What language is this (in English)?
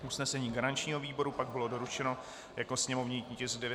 Czech